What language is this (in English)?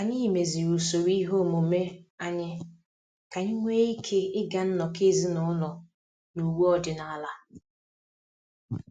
Igbo